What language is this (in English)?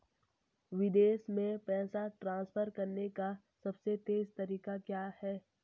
Hindi